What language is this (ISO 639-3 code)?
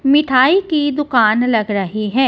hin